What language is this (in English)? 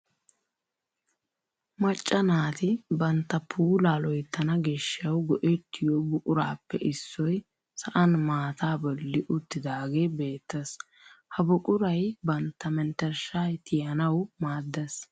Wolaytta